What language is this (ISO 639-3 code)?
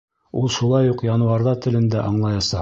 bak